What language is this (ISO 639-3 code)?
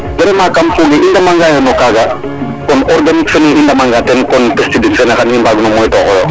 srr